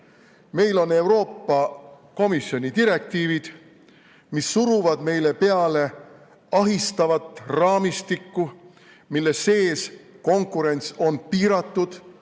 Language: Estonian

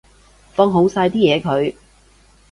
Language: Cantonese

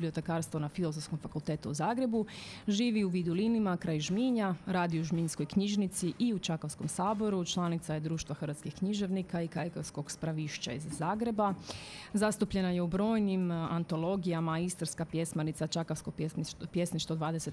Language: Croatian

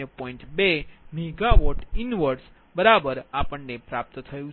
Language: Gujarati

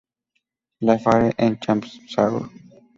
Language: Spanish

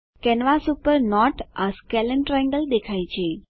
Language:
Gujarati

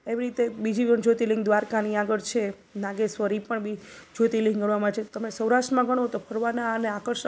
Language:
Gujarati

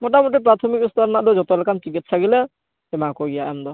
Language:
Santali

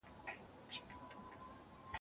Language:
Pashto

